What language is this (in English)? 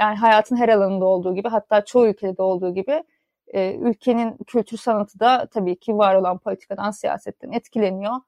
Turkish